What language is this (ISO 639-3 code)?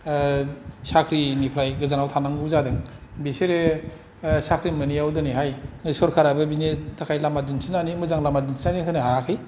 brx